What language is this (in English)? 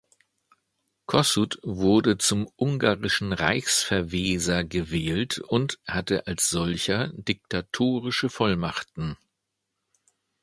German